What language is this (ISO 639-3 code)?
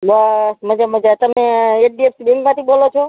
guj